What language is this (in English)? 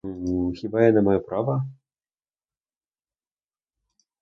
Ukrainian